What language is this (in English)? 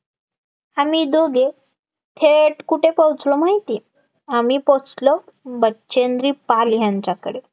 Marathi